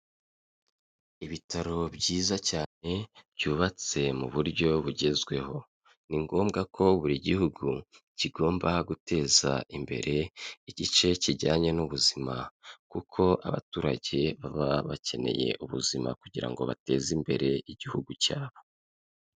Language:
Kinyarwanda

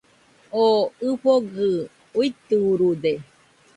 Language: Nüpode Huitoto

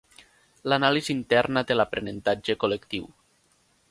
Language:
Catalan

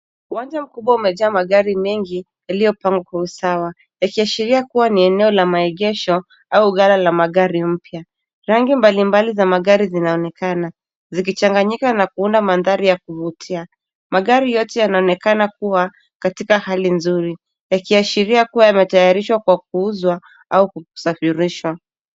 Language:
Swahili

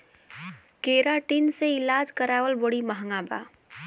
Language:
Bhojpuri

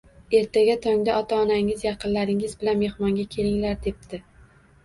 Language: Uzbek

